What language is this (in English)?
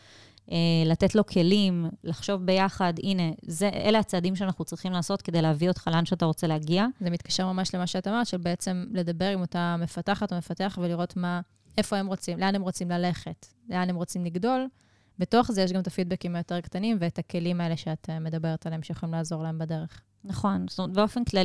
Hebrew